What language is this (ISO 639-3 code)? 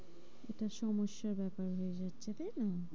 ben